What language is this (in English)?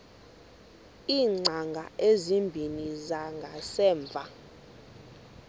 Xhosa